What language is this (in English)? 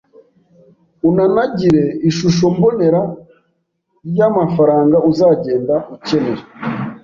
Kinyarwanda